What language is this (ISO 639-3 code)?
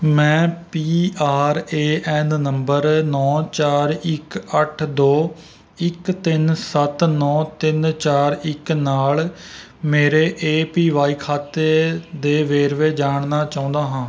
pan